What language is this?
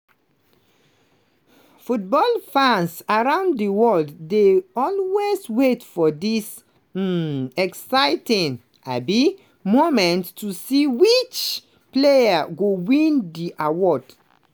Nigerian Pidgin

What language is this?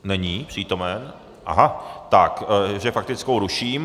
Czech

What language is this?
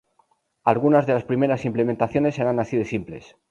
Spanish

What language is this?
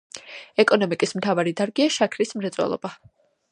Georgian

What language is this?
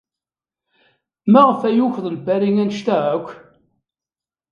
Kabyle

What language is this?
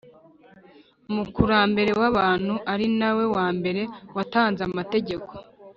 Kinyarwanda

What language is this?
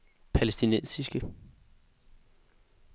Danish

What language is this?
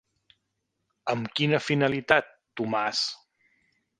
Catalan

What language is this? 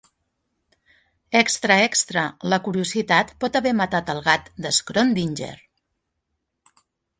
Catalan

